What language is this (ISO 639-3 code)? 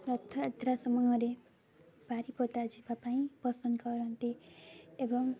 ori